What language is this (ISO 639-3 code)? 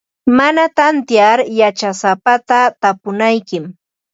qva